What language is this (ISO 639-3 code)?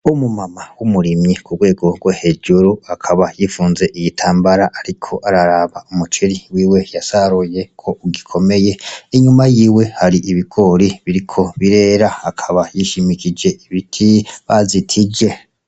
run